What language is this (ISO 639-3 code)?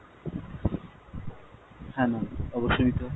ben